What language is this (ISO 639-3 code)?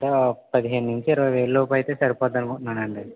tel